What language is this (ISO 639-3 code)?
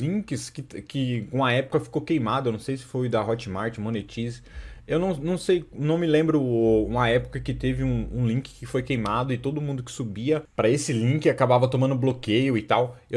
por